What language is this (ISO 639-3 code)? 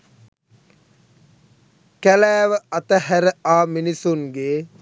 sin